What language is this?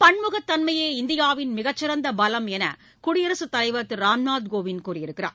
Tamil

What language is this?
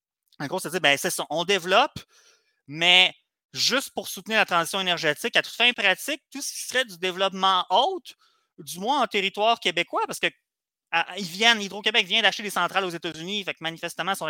French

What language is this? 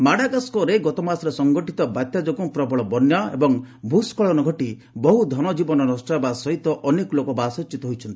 Odia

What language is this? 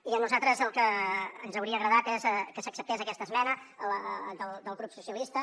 Catalan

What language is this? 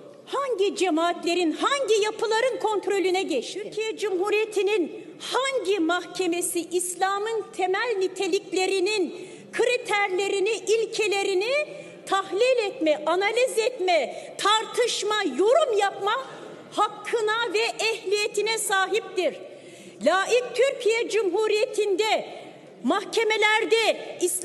Turkish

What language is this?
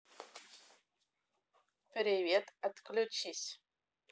Russian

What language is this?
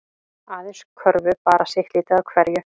Icelandic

